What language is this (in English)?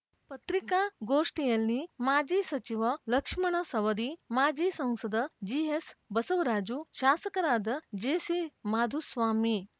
Kannada